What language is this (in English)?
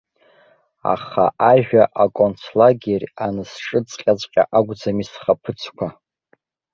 Abkhazian